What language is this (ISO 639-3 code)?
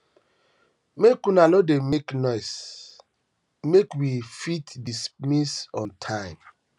pcm